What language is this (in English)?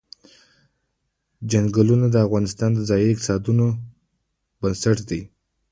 Pashto